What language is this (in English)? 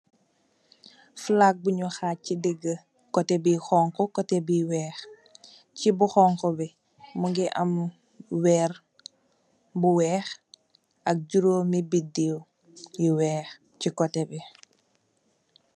Wolof